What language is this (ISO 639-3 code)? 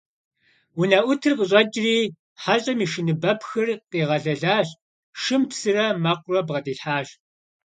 kbd